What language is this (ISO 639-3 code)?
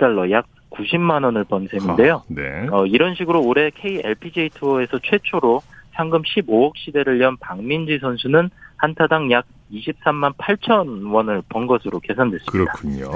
kor